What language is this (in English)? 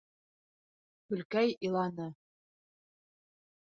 Bashkir